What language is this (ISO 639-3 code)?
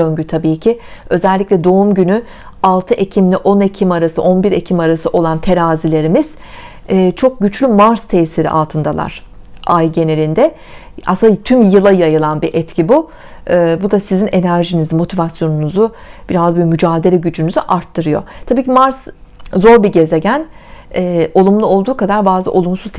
tur